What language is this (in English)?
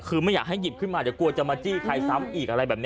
Thai